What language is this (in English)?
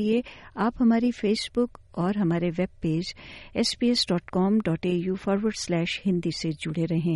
Hindi